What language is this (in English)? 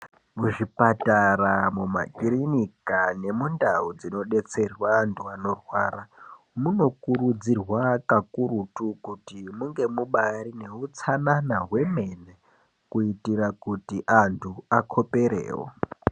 Ndau